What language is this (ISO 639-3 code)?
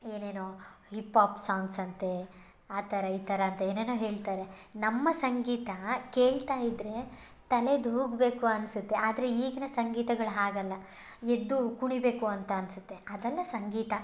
kan